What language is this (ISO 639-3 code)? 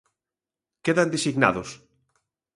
glg